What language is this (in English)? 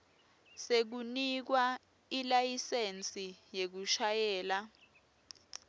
Swati